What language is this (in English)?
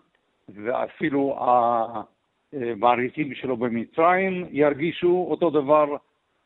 Hebrew